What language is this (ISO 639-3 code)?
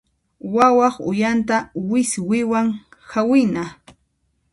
qxp